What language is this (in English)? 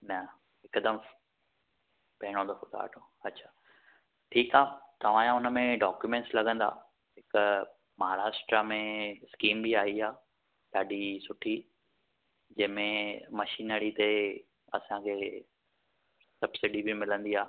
Sindhi